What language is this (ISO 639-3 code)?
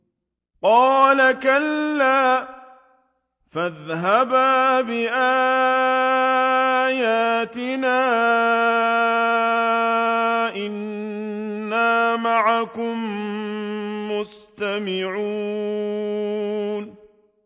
ara